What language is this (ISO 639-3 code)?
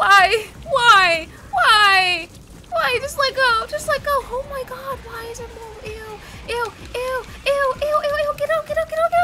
eng